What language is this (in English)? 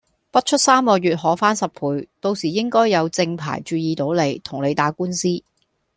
Cantonese